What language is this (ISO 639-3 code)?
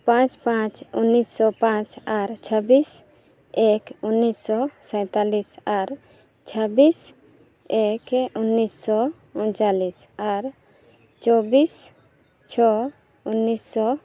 sat